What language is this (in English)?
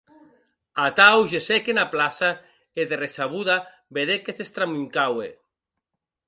Occitan